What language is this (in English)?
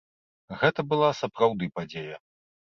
Belarusian